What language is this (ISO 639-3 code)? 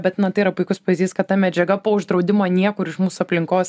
lit